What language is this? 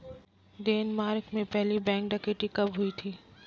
Hindi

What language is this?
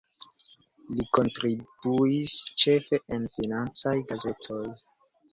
Esperanto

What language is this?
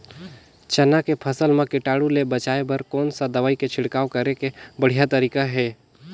Chhattisgarhi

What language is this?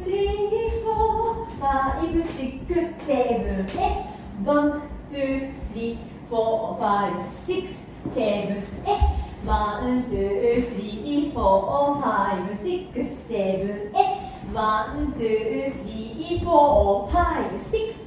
Japanese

